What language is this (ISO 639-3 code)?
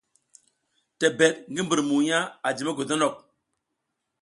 giz